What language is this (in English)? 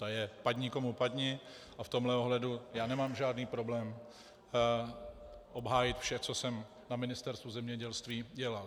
Czech